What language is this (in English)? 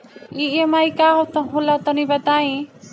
Bhojpuri